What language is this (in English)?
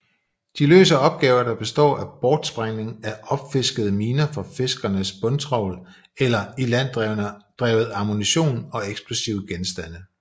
Danish